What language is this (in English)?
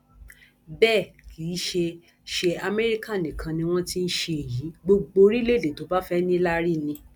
Yoruba